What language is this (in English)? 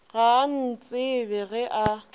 Northern Sotho